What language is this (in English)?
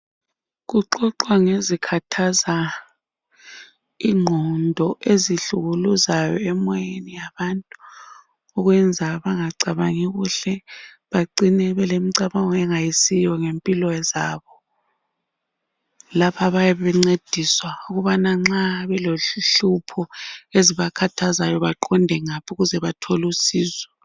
North Ndebele